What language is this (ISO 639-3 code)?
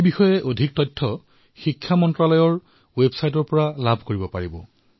asm